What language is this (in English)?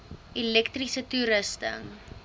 Afrikaans